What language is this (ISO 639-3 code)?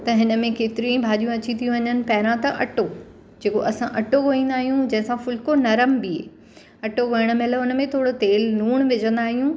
snd